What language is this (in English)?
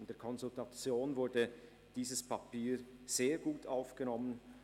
Swiss German